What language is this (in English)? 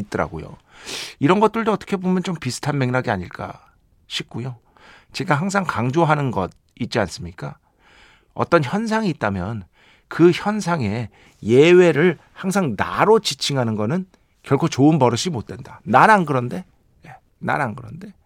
Korean